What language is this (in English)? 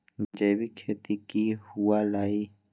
Magahi